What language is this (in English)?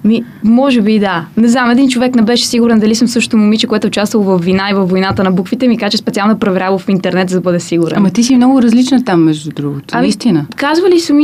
Bulgarian